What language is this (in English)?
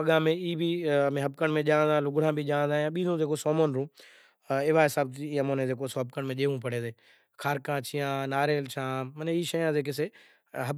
Kachi Koli